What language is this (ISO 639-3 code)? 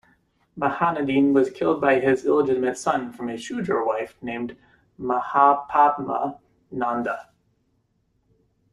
eng